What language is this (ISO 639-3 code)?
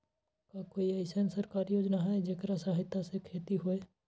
mag